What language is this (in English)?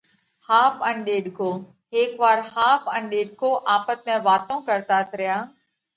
Parkari Koli